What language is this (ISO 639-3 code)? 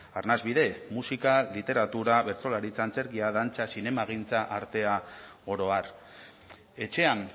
eus